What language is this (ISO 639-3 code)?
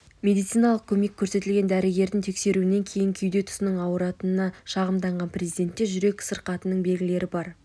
kaz